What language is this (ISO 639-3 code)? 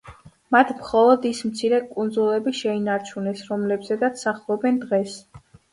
kat